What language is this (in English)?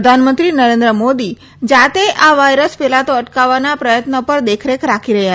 Gujarati